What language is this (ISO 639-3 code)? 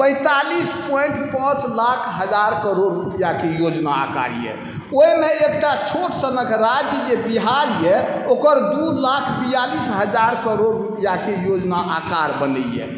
mai